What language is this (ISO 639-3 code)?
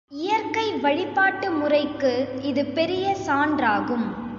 tam